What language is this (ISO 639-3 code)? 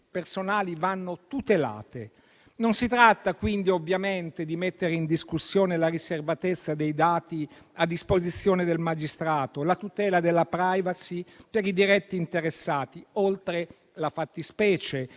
ita